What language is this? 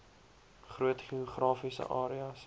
Afrikaans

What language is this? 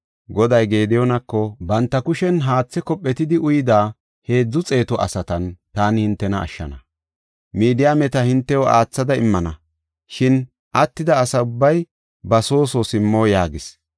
Gofa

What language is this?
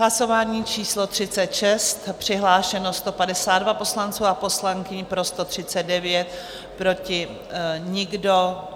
Czech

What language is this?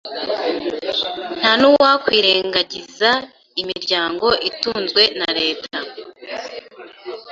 Kinyarwanda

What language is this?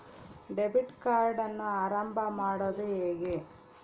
Kannada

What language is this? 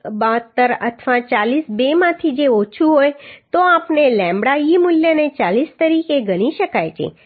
Gujarati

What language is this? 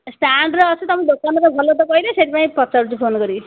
Odia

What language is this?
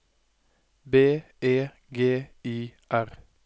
Norwegian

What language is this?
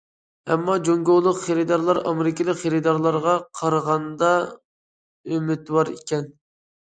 Uyghur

